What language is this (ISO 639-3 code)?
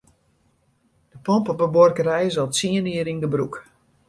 fry